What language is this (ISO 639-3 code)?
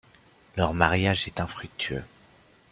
fra